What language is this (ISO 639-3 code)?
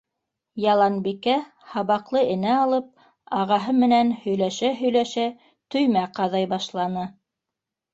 bak